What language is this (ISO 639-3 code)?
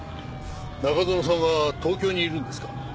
jpn